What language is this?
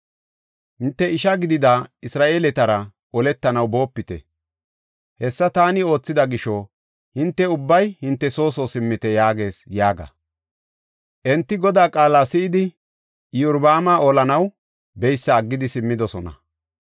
Gofa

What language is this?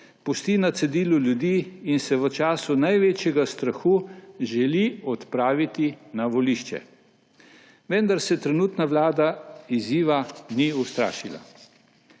Slovenian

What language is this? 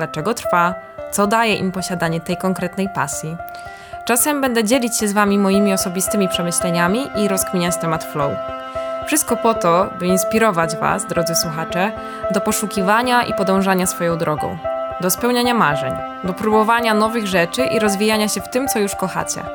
Polish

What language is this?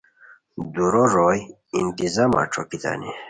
Khowar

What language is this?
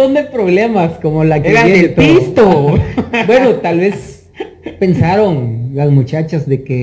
Spanish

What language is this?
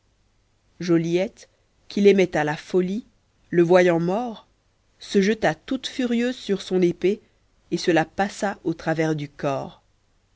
French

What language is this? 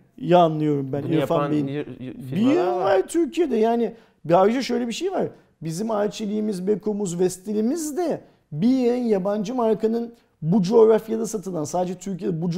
Turkish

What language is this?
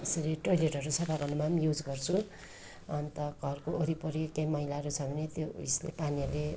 Nepali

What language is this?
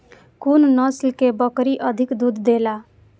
Maithili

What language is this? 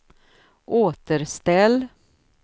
Swedish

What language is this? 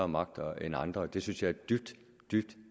Danish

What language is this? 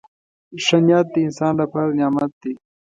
Pashto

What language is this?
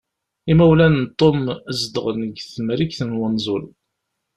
Kabyle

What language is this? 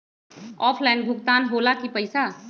Magahi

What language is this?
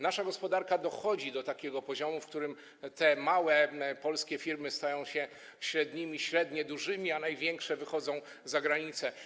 Polish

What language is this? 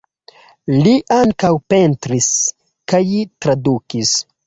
Esperanto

